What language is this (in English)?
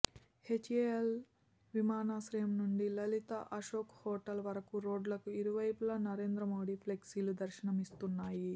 Telugu